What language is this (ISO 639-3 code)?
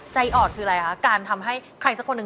tha